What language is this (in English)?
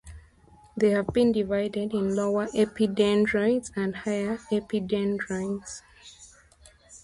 English